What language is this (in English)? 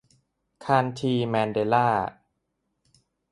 Thai